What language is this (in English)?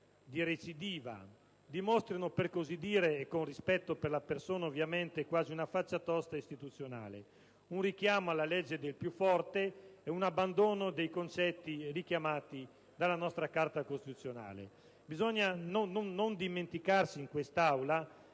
Italian